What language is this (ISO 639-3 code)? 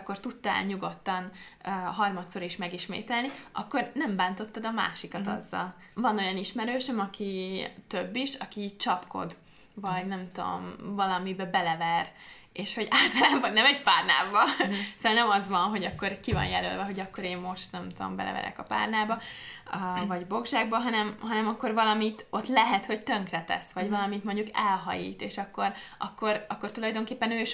hun